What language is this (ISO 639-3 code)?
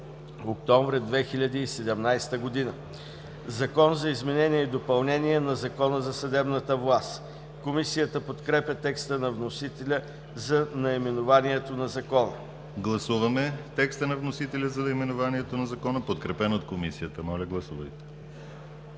bul